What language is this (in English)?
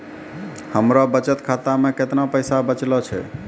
Maithili